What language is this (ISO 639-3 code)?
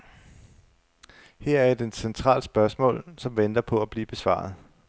dan